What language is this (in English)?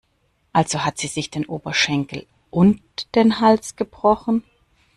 German